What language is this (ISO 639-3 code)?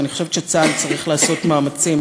heb